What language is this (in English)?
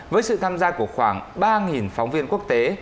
Vietnamese